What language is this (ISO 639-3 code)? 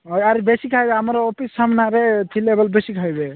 ori